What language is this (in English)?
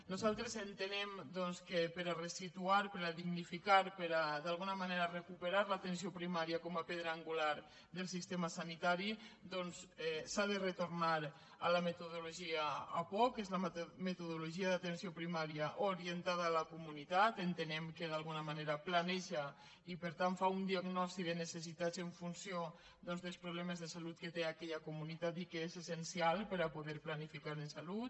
Catalan